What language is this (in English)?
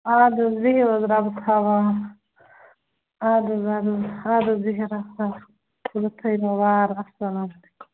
Kashmiri